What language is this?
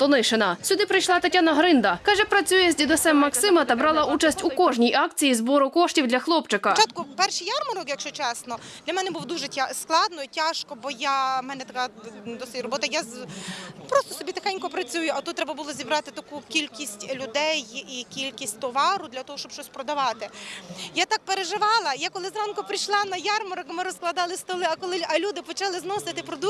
Ukrainian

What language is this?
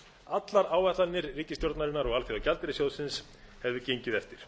Icelandic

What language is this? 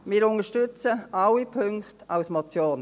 Swiss German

